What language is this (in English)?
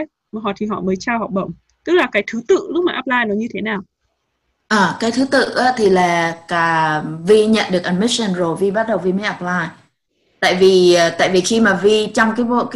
Vietnamese